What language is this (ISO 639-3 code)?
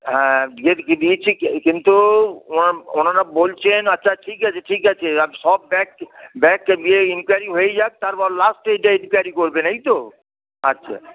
ben